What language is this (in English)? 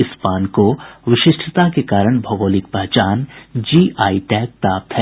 Hindi